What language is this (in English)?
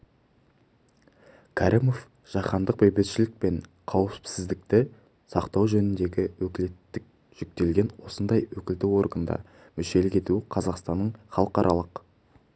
Kazakh